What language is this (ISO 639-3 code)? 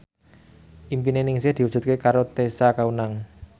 jav